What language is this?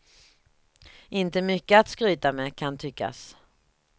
Swedish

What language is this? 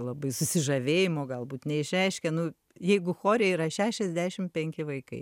Lithuanian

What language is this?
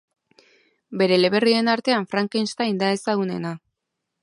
Basque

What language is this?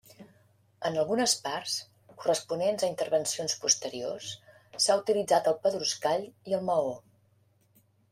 Catalan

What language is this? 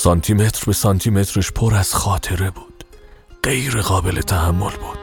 Persian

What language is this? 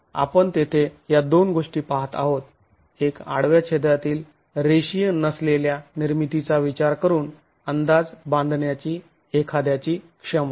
Marathi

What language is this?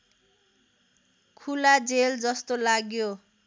Nepali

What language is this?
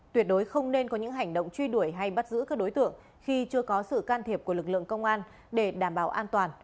Vietnamese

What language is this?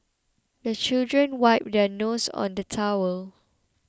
English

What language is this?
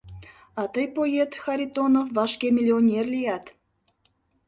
Mari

